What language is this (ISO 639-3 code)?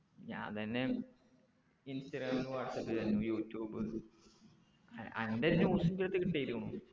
mal